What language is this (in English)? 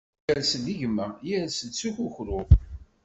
Kabyle